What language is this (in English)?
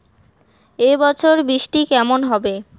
Bangla